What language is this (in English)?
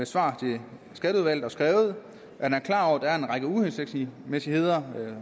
Danish